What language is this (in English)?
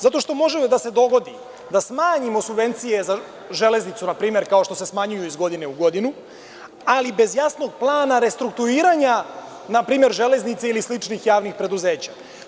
Serbian